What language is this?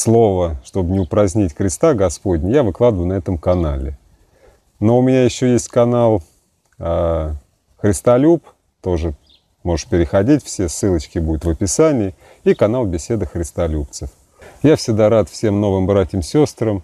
Russian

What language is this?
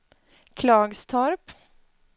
Swedish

